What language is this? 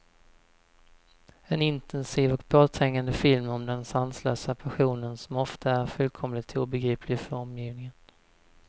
Swedish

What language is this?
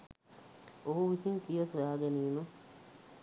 Sinhala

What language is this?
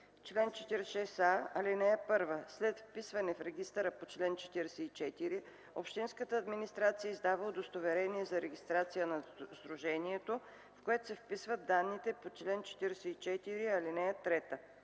Bulgarian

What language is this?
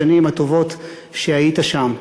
Hebrew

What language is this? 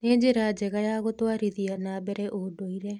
Kikuyu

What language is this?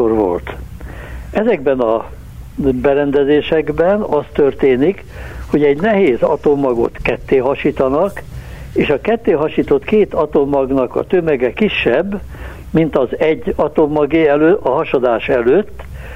Hungarian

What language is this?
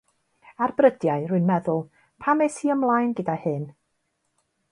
Welsh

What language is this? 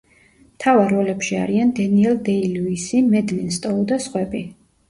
Georgian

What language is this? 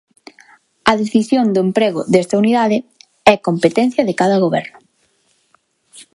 Galician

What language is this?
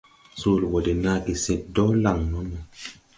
Tupuri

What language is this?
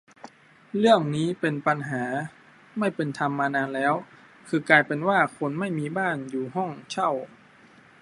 Thai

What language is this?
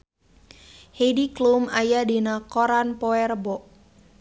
Sundanese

